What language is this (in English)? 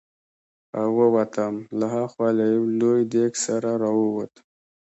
Pashto